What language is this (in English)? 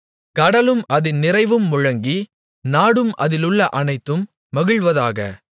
Tamil